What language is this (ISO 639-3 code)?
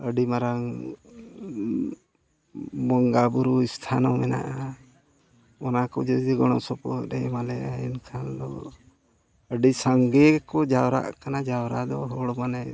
sat